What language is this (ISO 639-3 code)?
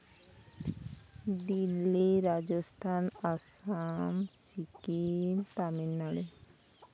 sat